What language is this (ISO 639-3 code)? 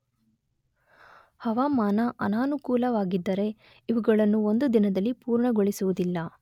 kan